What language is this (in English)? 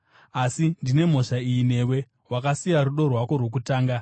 Shona